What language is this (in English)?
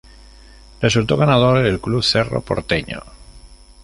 Spanish